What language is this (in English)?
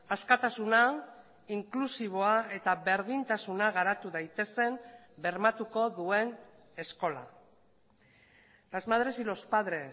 Basque